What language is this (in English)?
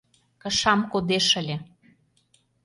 Mari